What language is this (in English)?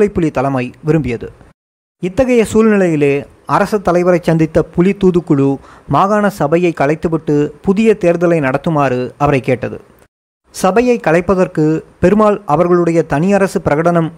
Tamil